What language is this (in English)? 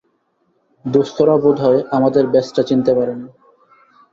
Bangla